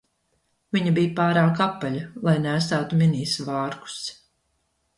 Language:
Latvian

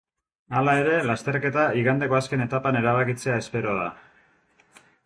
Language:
Basque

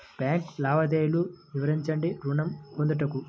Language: Telugu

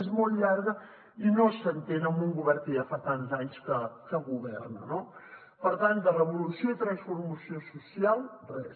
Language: Catalan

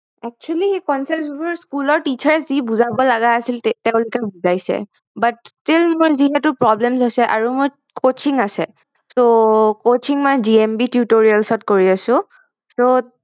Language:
Assamese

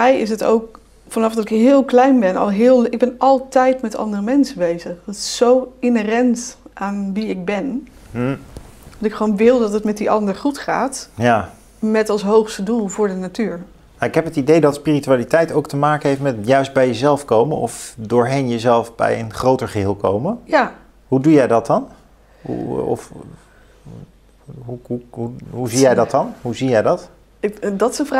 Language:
Dutch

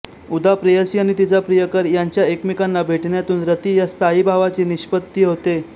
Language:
Marathi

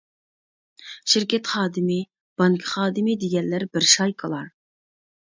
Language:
Uyghur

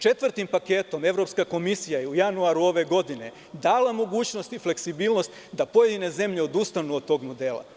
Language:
Serbian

